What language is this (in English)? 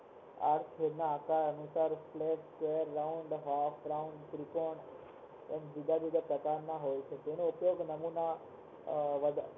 Gujarati